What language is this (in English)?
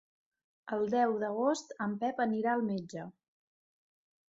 Catalan